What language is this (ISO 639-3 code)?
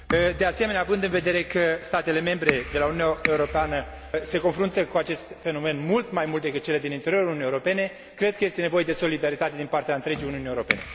ron